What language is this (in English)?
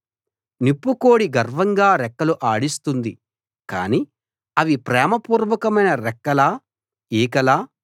Telugu